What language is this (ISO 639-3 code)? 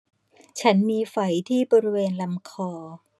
tha